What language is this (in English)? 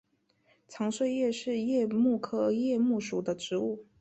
Chinese